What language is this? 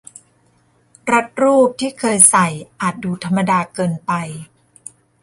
Thai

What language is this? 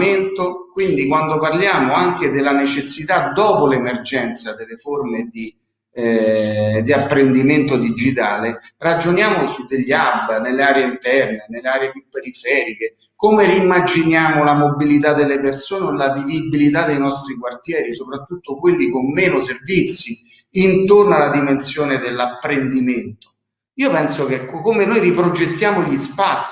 Italian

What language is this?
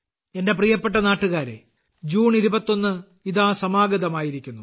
Malayalam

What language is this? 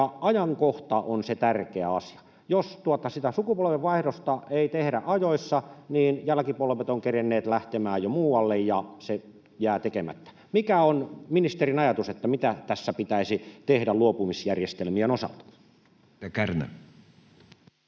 Finnish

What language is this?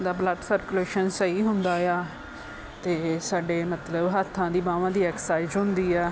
Punjabi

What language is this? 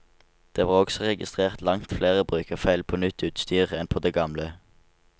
Norwegian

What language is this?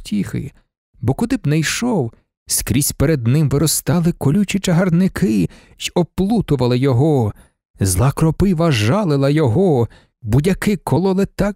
Ukrainian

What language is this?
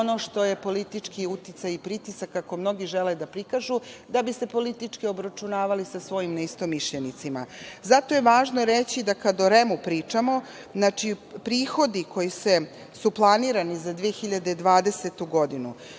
Serbian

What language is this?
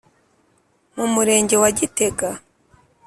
Kinyarwanda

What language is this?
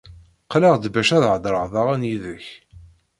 Kabyle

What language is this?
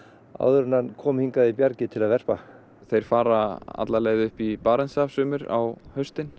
Icelandic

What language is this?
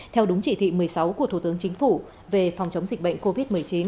Vietnamese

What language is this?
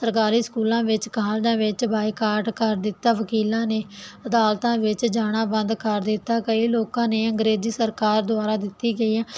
Punjabi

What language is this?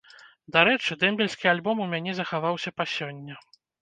Belarusian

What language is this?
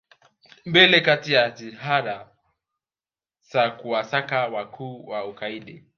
Swahili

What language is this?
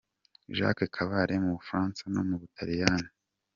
Kinyarwanda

